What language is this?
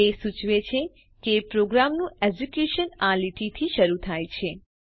Gujarati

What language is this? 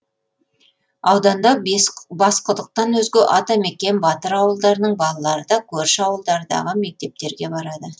Kazakh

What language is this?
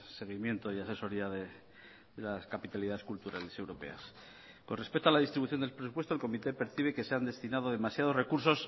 Spanish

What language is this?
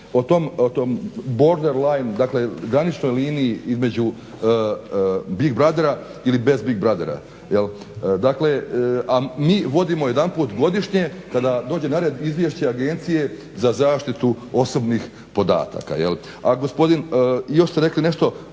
Croatian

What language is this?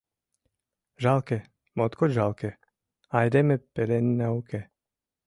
Mari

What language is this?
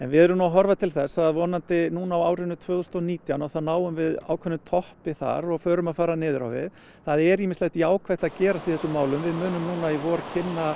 Icelandic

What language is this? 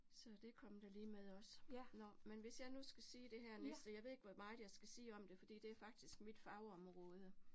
Danish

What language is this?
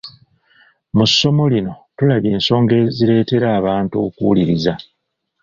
Ganda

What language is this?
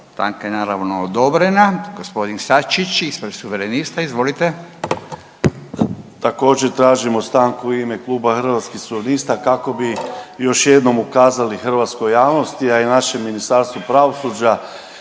Croatian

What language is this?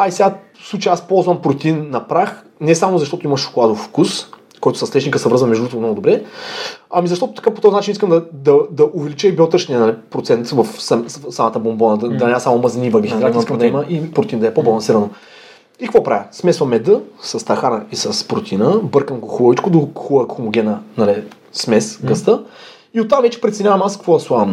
Bulgarian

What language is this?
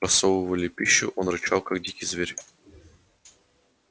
Russian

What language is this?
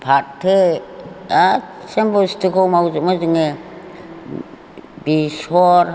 Bodo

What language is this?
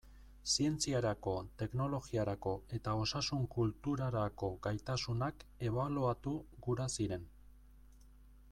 Basque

